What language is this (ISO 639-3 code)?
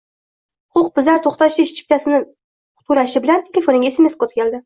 uzb